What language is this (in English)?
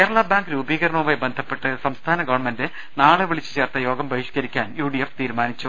Malayalam